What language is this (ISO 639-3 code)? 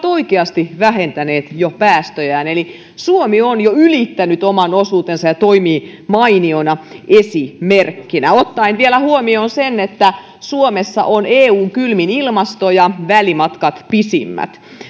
fin